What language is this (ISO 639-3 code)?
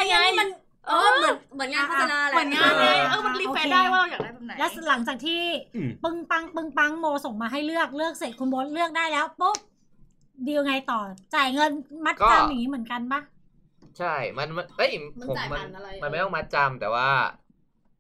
tha